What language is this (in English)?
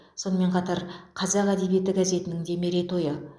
Kazakh